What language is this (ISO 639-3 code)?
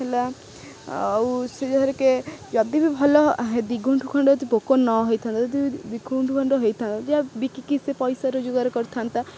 ori